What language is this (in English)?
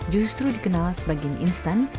Indonesian